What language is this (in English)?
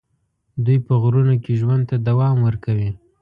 Pashto